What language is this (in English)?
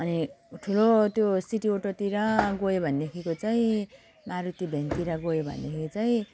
Nepali